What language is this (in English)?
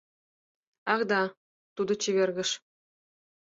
Mari